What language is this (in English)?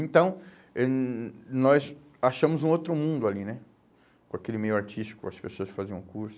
Portuguese